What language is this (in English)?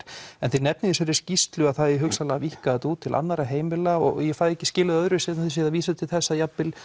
Icelandic